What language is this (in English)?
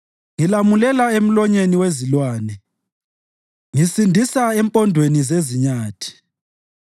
North Ndebele